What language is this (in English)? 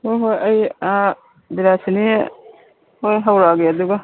Manipuri